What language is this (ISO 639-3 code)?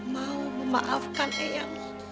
ind